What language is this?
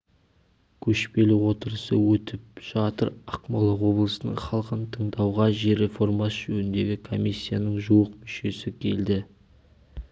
Kazakh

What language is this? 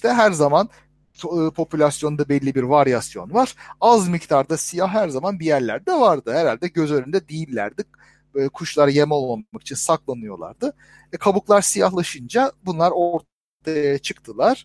Turkish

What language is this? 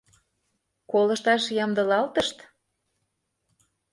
Mari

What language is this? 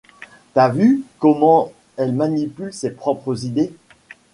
French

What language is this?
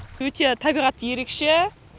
Kazakh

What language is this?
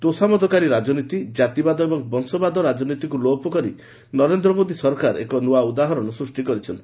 Odia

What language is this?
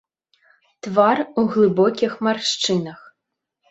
Belarusian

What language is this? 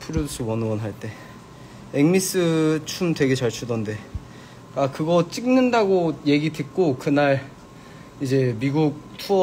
Korean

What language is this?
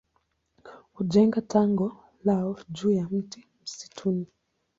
Swahili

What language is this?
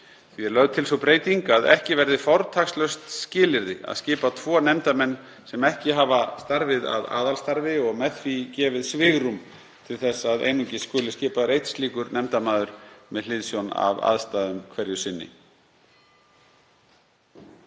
Icelandic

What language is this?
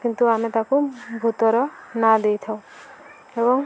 Odia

